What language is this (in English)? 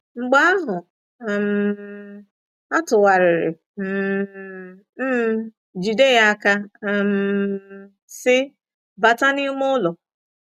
Igbo